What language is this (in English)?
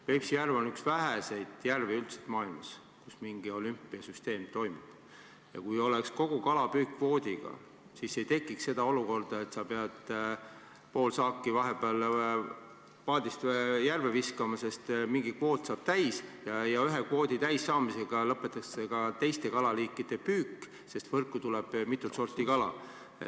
Estonian